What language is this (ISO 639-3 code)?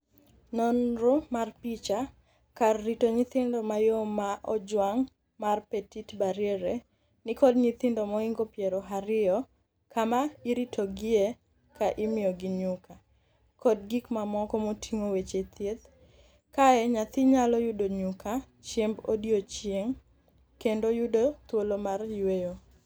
luo